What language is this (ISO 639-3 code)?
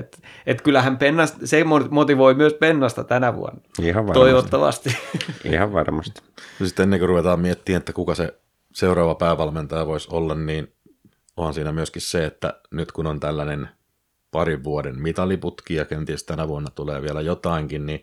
fin